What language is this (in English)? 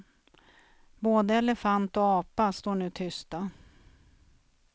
Swedish